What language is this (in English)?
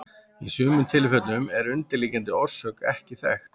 Icelandic